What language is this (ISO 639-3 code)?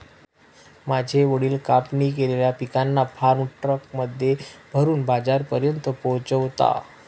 mar